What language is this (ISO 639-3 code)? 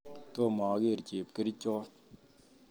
kln